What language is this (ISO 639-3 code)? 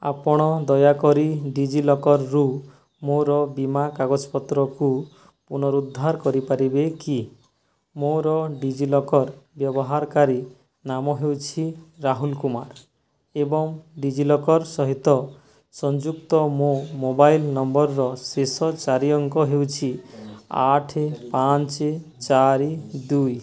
ori